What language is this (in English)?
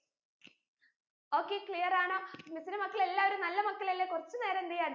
Malayalam